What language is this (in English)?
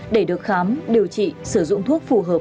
Vietnamese